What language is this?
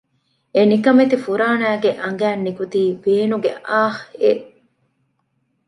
Divehi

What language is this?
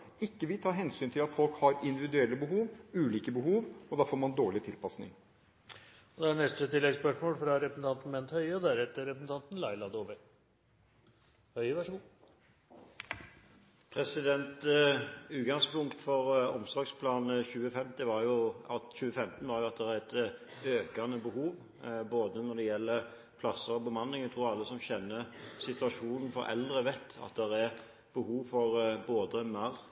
Norwegian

